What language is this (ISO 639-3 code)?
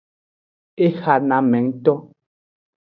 ajg